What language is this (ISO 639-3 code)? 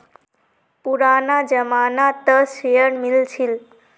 mag